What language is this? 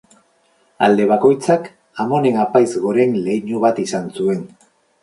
Basque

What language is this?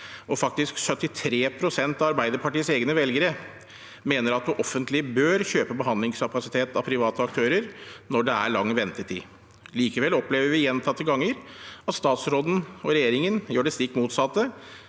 Norwegian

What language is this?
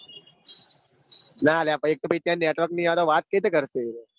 Gujarati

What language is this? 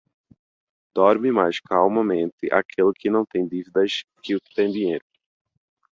Portuguese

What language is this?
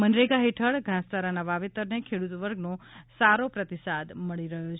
Gujarati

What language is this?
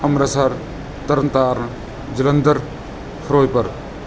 Punjabi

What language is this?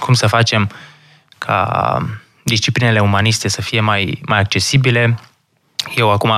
Romanian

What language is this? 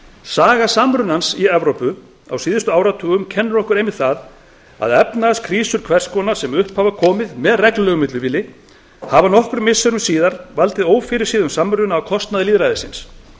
Icelandic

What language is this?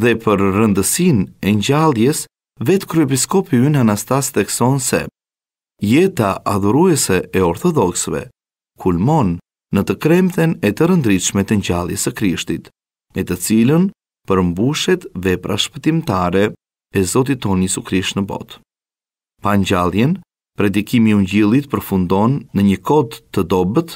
Romanian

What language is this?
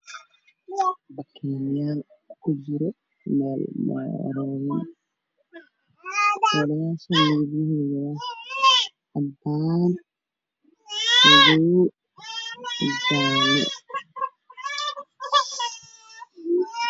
Somali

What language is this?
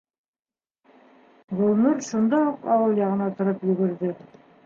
Bashkir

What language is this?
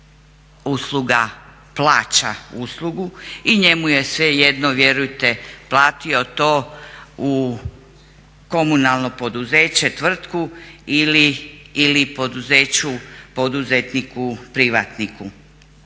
Croatian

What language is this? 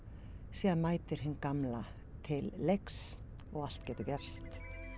Icelandic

